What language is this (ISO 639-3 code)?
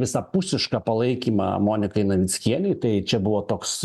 lit